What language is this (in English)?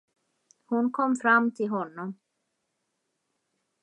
Swedish